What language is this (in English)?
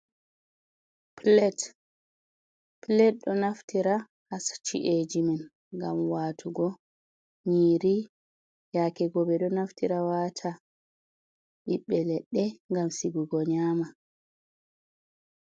Fula